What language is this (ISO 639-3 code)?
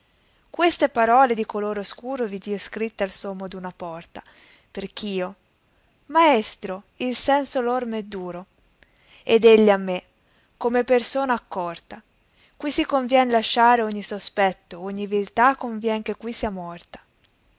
ita